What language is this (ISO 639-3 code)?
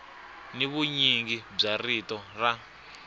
tso